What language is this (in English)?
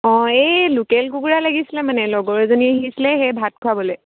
Assamese